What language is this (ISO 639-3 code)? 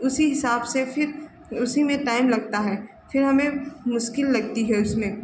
hin